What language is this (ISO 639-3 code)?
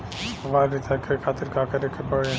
bho